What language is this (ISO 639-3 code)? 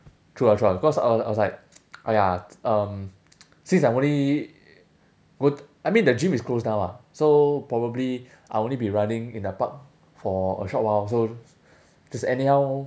eng